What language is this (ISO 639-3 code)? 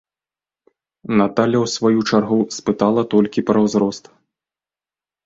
bel